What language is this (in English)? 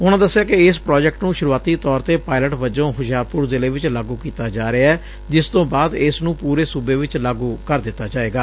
Punjabi